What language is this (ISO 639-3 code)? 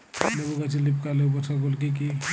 ben